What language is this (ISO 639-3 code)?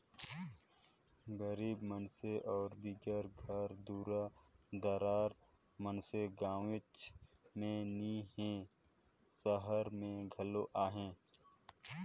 hne